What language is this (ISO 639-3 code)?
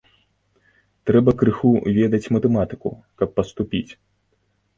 bel